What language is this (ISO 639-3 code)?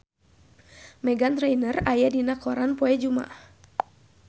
sun